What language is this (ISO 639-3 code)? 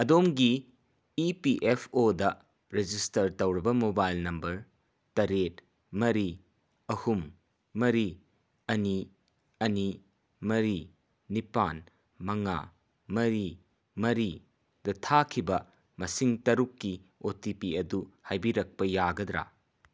mni